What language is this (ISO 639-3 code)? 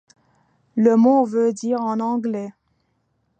fra